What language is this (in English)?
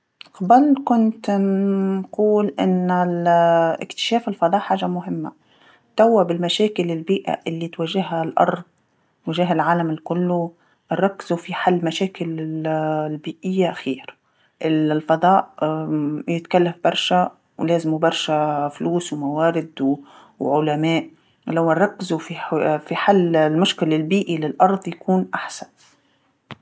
Tunisian Arabic